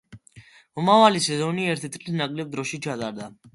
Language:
Georgian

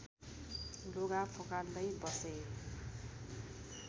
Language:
Nepali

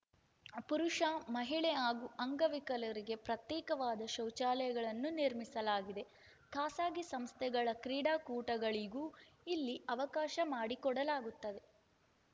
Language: Kannada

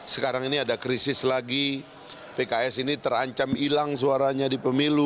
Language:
Indonesian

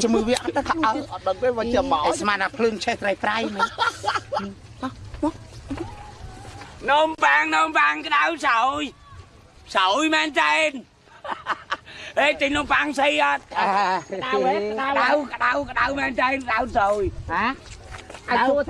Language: Vietnamese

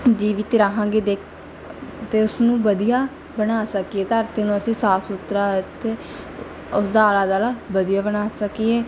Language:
Punjabi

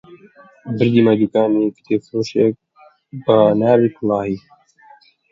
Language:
Central Kurdish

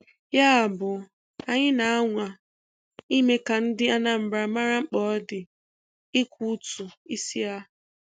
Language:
Igbo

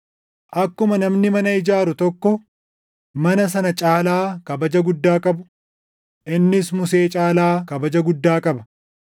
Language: Oromo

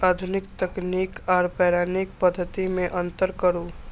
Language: Maithili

